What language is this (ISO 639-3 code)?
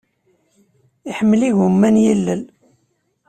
kab